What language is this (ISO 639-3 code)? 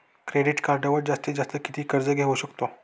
mar